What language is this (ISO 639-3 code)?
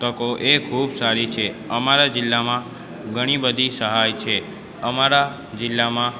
guj